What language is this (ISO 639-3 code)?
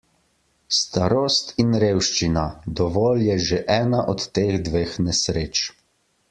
slv